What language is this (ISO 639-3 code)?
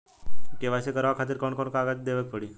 bho